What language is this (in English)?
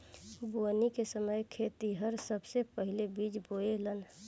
Bhojpuri